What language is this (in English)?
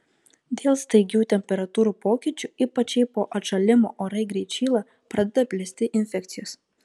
Lithuanian